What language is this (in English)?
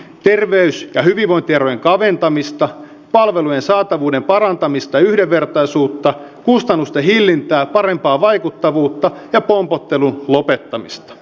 Finnish